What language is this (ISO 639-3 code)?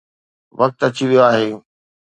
snd